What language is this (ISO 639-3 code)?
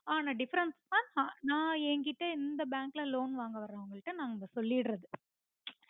tam